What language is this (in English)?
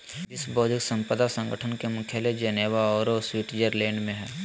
Magahi